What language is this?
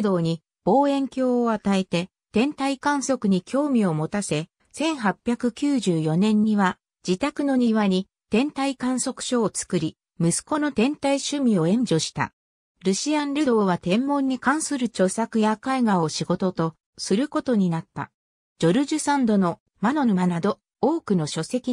Japanese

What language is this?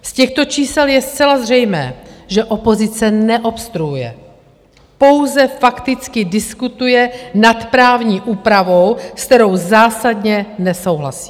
Czech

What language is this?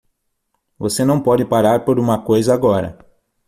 Portuguese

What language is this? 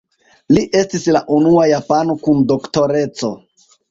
Esperanto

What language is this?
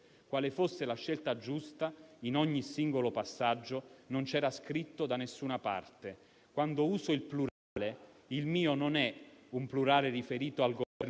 Italian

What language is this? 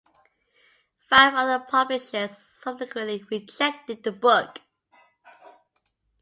English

